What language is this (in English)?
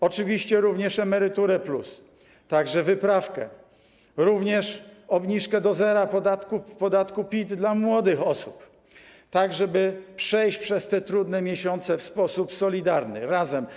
Polish